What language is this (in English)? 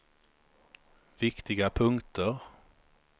Swedish